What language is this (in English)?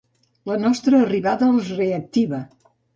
Catalan